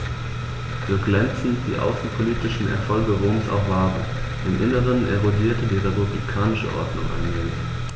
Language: German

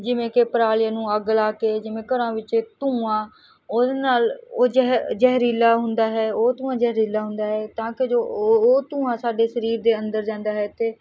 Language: Punjabi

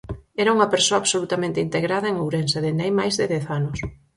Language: Galician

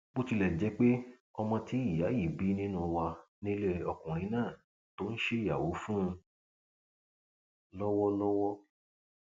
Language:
Yoruba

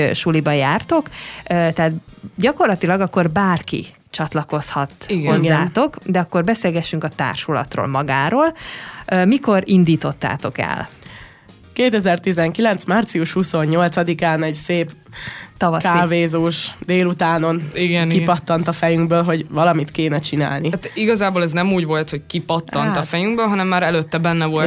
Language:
Hungarian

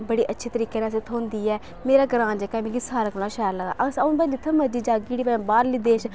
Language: Dogri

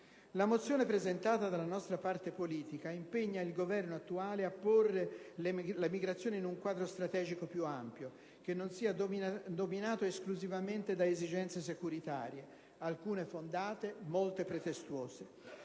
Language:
Italian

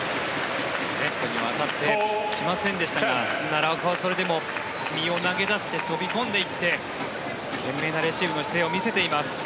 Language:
Japanese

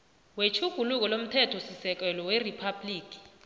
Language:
South Ndebele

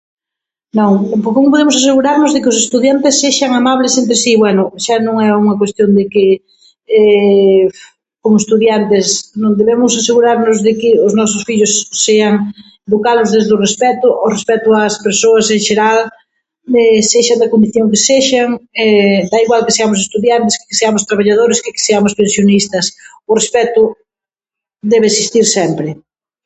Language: Galician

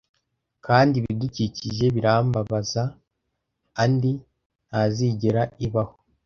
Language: Kinyarwanda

